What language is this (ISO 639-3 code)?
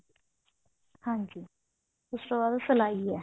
pan